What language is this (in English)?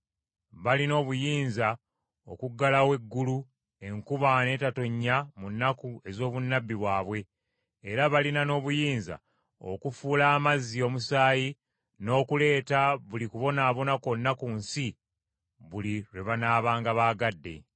Ganda